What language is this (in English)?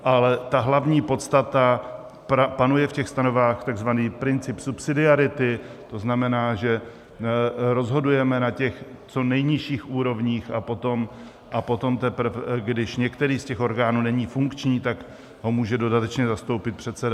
Czech